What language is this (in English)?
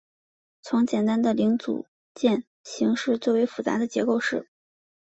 Chinese